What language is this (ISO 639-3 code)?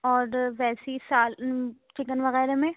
urd